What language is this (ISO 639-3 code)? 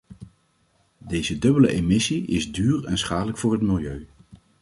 nld